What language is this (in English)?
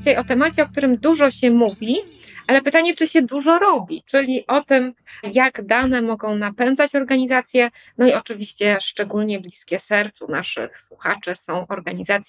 Polish